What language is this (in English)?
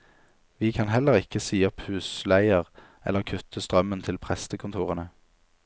Norwegian